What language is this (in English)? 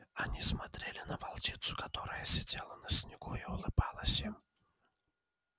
Russian